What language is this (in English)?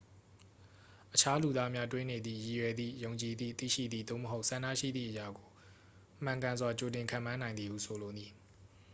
Burmese